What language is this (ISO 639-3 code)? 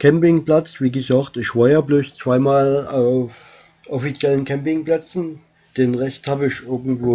deu